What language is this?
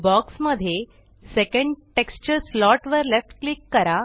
Marathi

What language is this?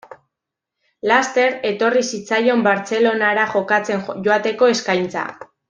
Basque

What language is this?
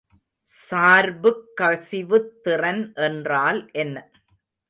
Tamil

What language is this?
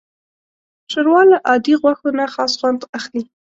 Pashto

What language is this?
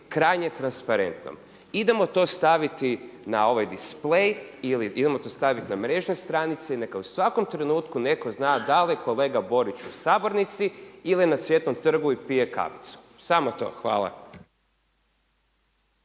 Croatian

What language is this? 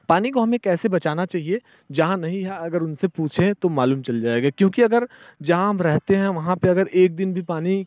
Hindi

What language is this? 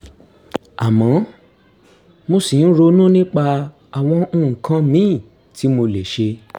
Yoruba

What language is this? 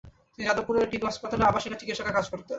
Bangla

